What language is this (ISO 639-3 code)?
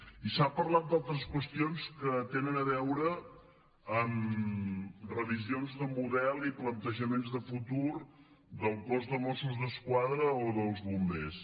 cat